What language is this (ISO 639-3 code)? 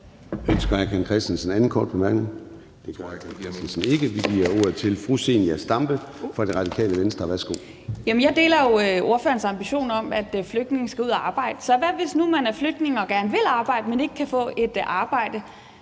dan